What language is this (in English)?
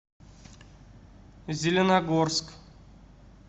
Russian